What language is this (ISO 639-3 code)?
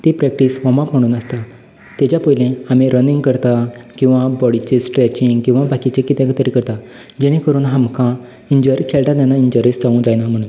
kok